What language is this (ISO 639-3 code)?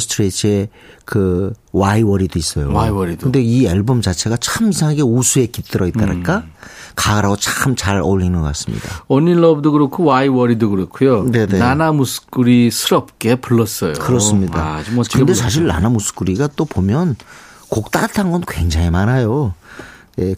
kor